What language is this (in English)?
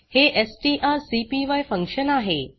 Marathi